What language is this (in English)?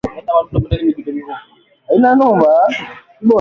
Swahili